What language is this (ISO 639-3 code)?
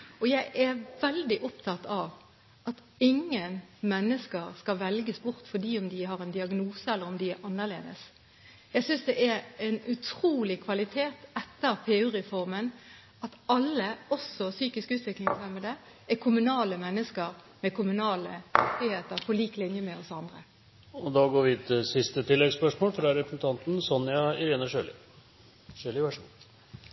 nor